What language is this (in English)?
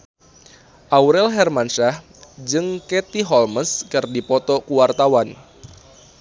Sundanese